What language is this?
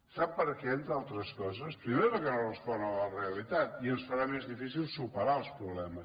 Catalan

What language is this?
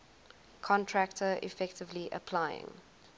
English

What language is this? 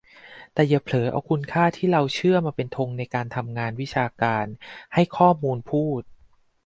Thai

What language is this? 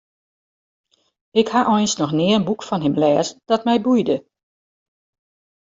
Western Frisian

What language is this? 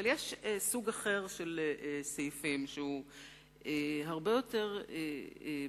Hebrew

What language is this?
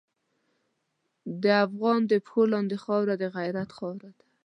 Pashto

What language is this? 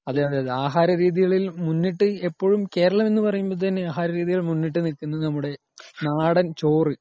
Malayalam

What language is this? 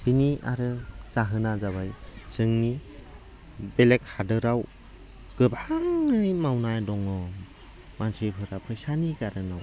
Bodo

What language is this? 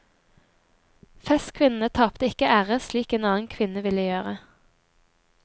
Norwegian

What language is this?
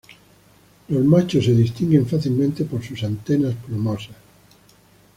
Spanish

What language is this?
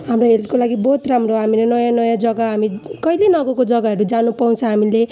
Nepali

